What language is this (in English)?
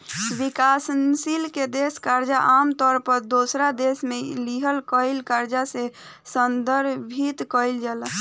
Bhojpuri